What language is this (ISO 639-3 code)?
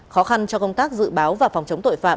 vie